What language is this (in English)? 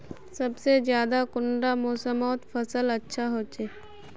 Magahi